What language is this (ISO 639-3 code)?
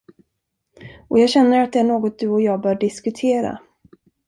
swe